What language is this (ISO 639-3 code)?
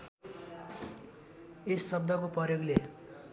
nep